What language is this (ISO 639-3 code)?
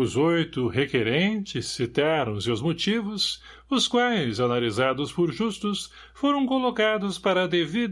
por